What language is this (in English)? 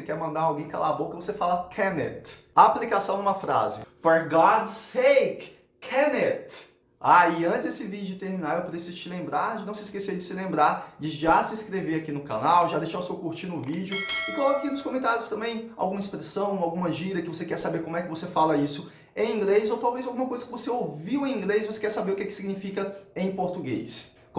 Portuguese